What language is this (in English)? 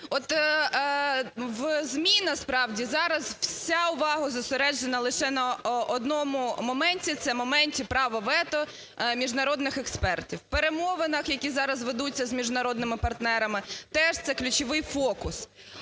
Ukrainian